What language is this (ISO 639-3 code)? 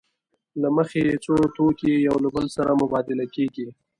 pus